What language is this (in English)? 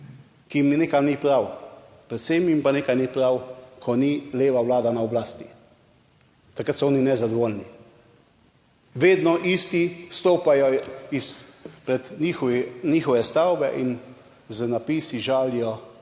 Slovenian